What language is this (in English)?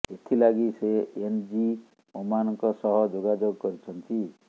Odia